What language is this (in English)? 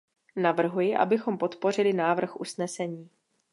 Czech